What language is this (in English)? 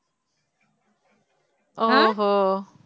Tamil